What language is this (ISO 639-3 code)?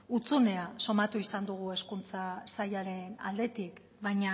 eus